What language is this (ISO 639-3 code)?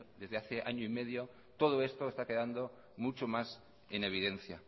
spa